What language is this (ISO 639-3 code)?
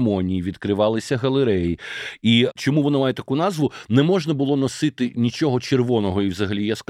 ukr